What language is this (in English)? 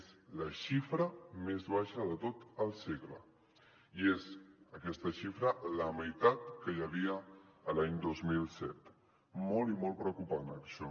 Catalan